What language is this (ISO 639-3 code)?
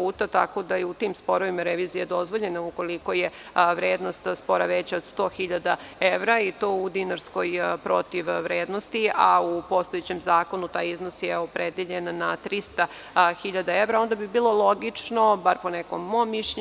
srp